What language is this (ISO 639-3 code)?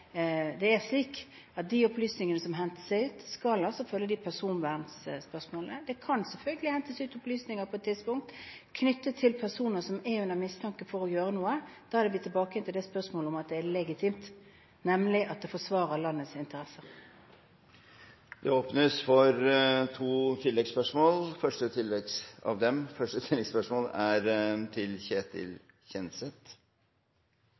nor